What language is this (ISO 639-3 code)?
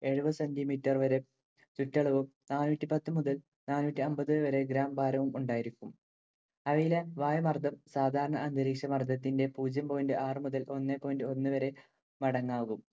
mal